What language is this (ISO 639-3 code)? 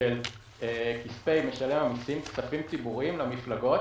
heb